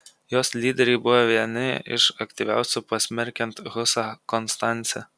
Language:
Lithuanian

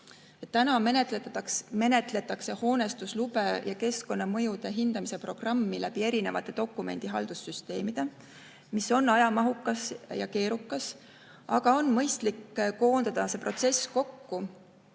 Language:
Estonian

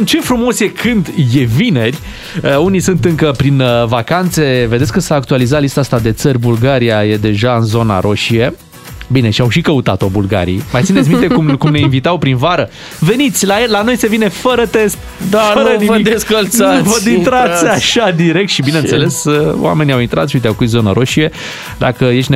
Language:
Romanian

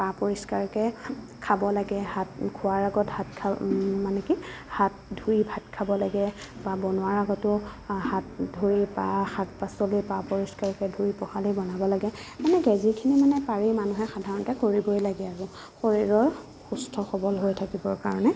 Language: Assamese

